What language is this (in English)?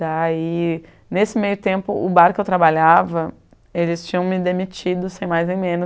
Portuguese